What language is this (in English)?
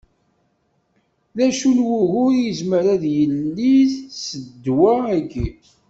Kabyle